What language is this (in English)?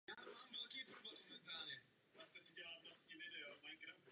Czech